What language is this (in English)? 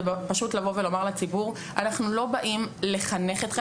Hebrew